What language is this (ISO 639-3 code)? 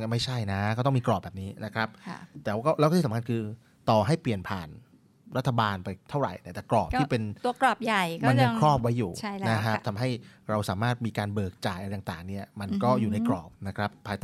tha